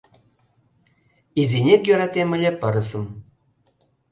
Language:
Mari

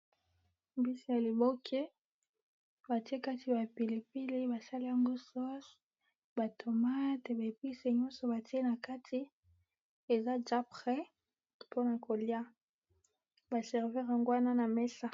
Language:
Lingala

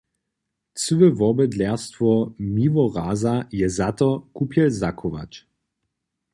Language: Upper Sorbian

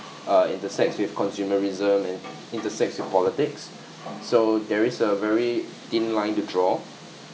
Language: English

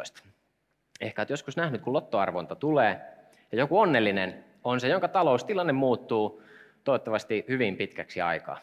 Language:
Finnish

